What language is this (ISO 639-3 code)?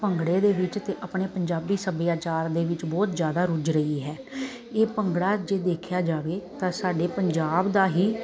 pan